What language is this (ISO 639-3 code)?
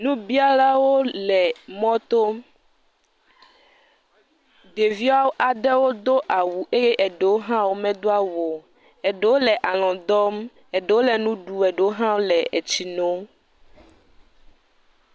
ewe